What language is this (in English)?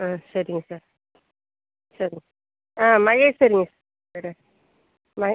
Tamil